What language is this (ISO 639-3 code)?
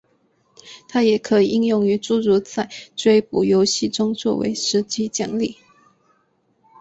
zho